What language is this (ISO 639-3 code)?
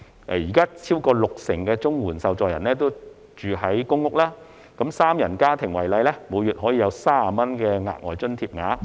yue